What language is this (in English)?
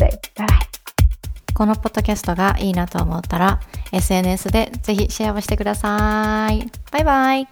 Japanese